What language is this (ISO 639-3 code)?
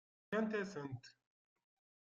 kab